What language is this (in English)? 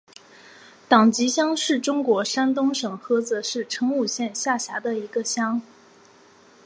Chinese